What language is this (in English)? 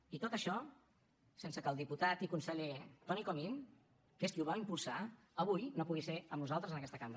Catalan